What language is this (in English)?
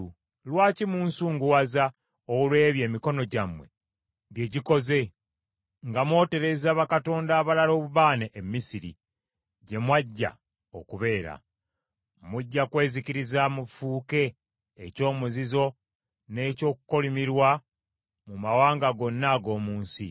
Ganda